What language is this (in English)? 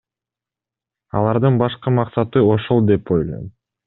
Kyrgyz